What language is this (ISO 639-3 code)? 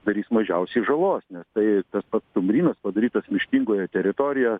lit